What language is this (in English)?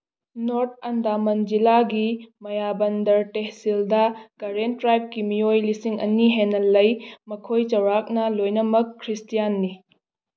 Manipuri